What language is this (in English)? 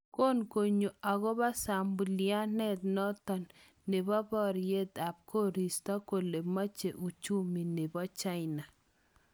Kalenjin